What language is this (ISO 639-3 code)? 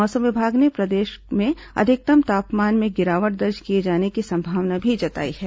hin